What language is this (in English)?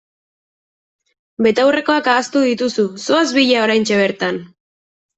Basque